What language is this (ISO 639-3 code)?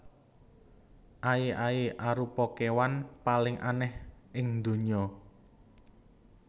jav